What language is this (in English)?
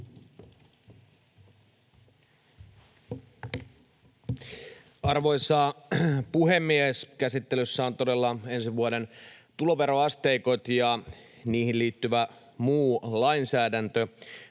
Finnish